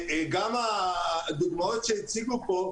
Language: Hebrew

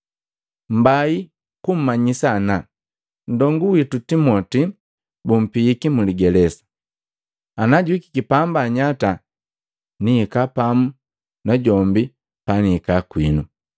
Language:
Matengo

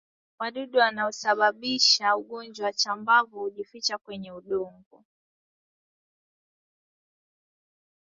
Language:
Swahili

